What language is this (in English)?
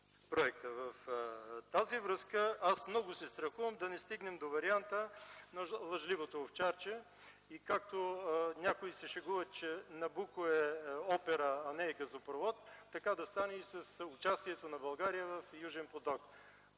Bulgarian